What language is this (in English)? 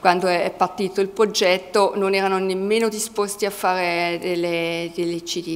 Italian